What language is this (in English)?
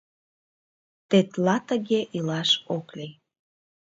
Mari